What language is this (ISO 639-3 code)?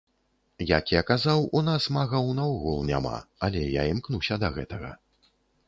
bel